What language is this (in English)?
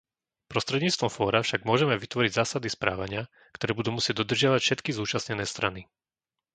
Slovak